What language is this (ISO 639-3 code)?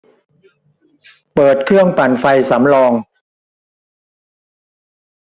tha